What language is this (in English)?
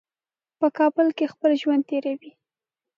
Pashto